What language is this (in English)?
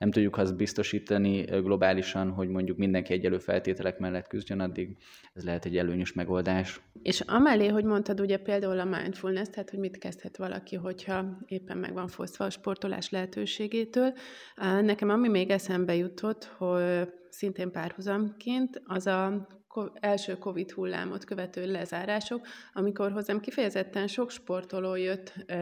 Hungarian